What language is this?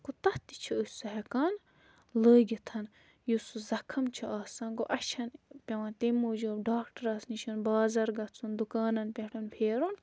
Kashmiri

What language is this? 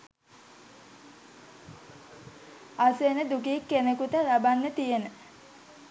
Sinhala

